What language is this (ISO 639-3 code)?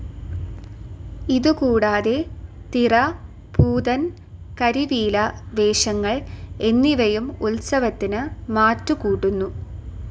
mal